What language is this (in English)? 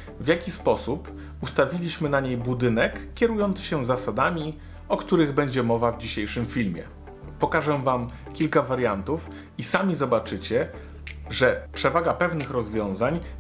Polish